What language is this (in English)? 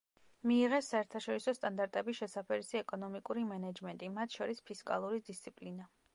Georgian